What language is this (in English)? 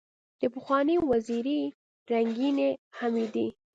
Pashto